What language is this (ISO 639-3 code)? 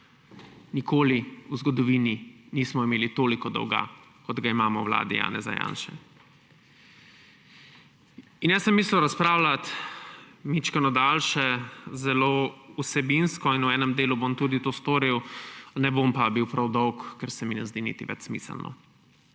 slv